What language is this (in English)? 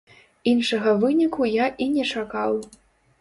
Belarusian